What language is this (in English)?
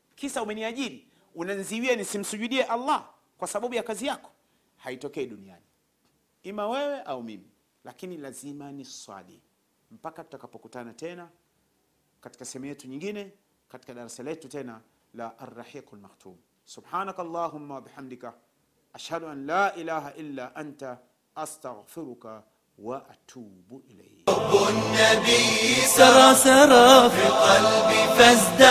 Swahili